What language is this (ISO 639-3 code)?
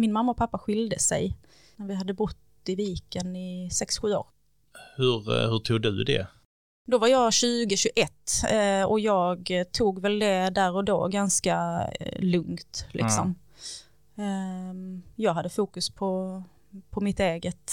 swe